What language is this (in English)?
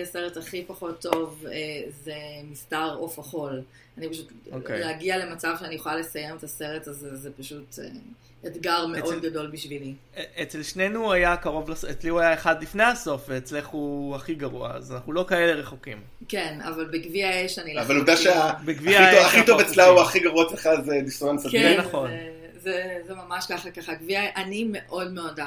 Hebrew